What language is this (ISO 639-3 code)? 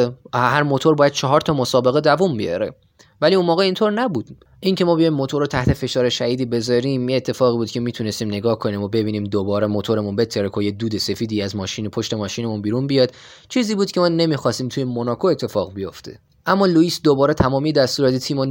fas